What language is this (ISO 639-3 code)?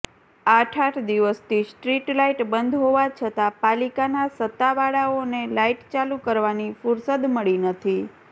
guj